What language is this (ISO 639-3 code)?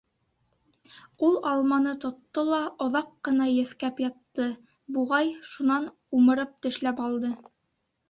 bak